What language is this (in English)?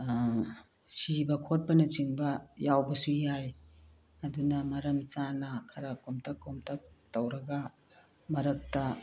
Manipuri